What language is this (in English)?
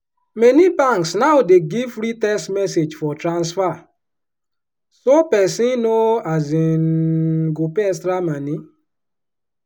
Nigerian Pidgin